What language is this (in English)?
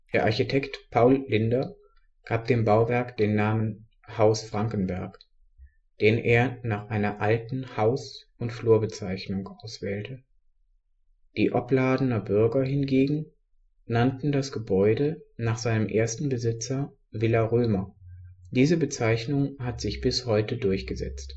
German